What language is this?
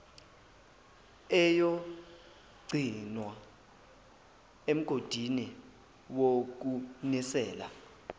Zulu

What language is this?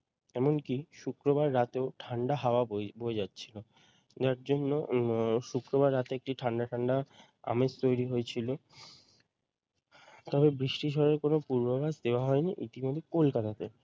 Bangla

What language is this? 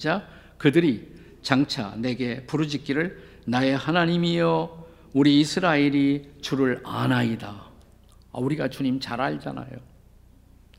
Korean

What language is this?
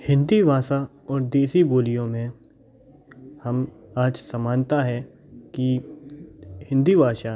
Hindi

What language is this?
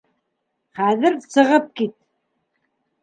Bashkir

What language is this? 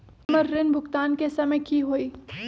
Magahi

